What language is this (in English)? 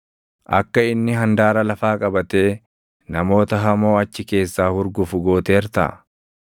Oromo